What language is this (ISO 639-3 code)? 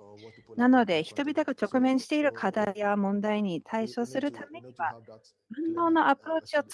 jpn